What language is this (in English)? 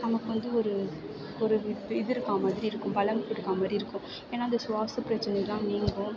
Tamil